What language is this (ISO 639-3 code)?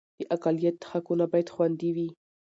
pus